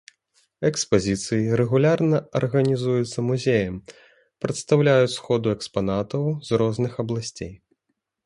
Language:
Belarusian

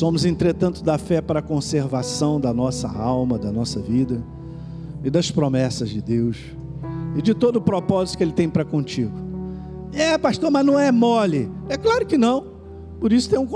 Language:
Portuguese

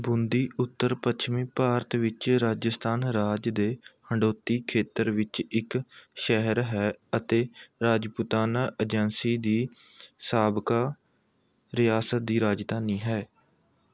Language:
Punjabi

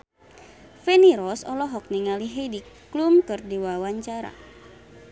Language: Sundanese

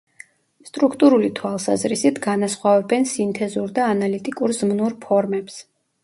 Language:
Georgian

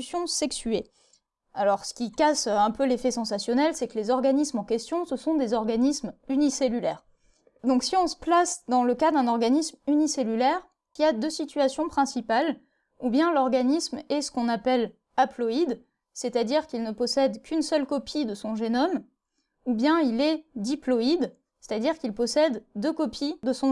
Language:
French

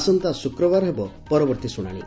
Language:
Odia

